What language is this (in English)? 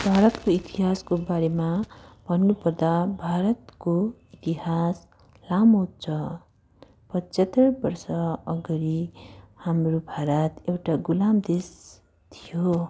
Nepali